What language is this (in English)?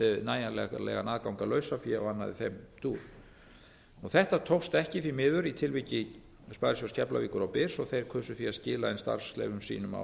Icelandic